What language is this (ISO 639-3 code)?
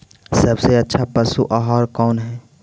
mag